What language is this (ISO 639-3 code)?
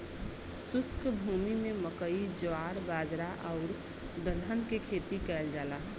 bho